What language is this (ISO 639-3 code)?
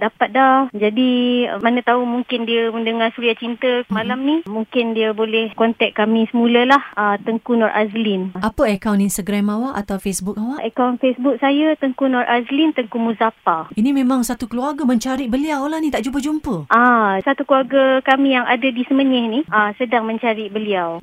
msa